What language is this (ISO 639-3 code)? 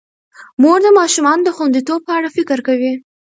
pus